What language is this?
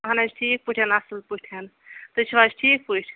Kashmiri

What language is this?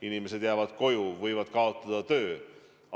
Estonian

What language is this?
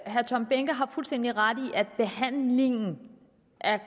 Danish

